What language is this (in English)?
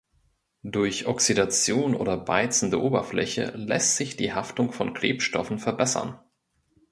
German